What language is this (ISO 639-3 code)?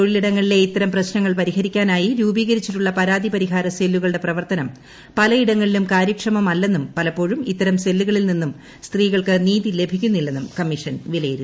mal